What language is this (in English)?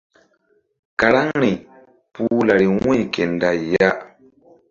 Mbum